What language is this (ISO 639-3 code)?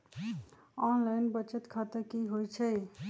mag